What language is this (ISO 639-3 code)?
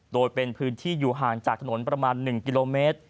tha